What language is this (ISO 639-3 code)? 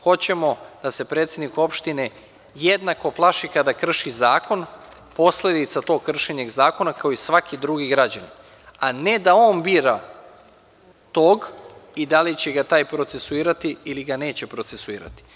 srp